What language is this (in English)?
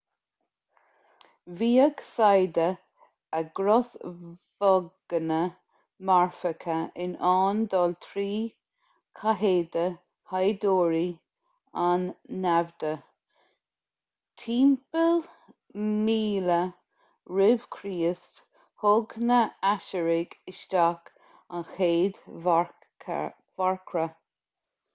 Irish